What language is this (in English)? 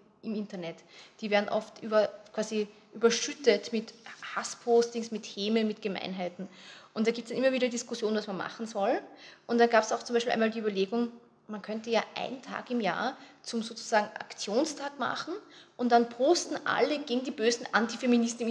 German